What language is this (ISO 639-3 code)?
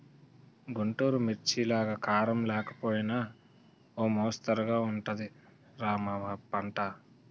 tel